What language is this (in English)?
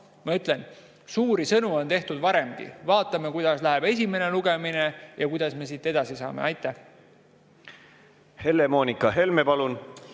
Estonian